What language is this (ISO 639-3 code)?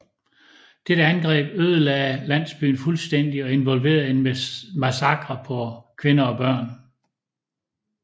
dan